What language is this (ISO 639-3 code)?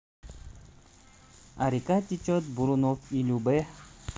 rus